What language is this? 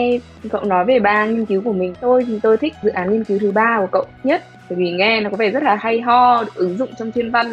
Vietnamese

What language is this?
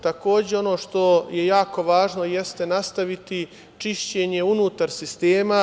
Serbian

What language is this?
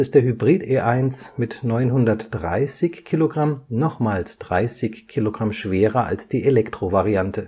German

